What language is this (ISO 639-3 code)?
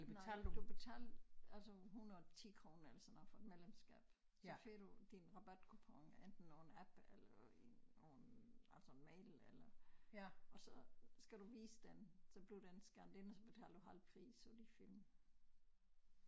dan